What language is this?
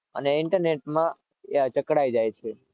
Gujarati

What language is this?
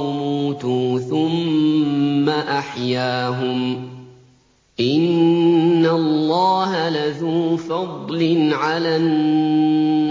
Arabic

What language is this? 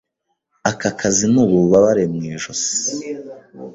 Kinyarwanda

